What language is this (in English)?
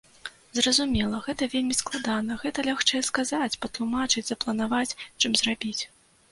Belarusian